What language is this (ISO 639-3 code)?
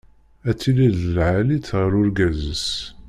kab